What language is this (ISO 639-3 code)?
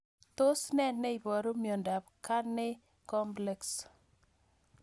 kln